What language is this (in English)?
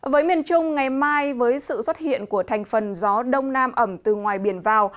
Vietnamese